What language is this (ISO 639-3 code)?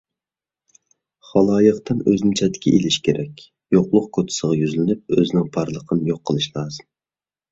uig